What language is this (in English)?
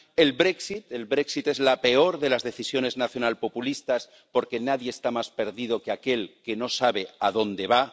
Spanish